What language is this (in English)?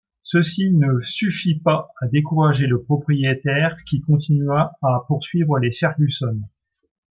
French